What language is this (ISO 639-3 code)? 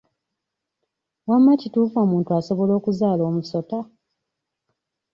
lug